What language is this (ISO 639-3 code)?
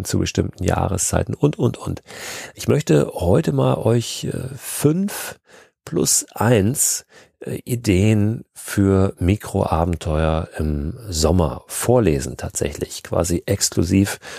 deu